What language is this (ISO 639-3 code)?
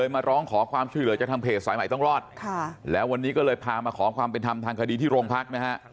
tha